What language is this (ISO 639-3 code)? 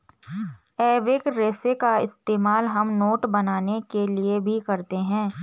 hin